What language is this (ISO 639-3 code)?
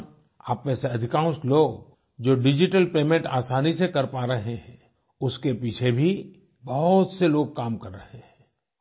hin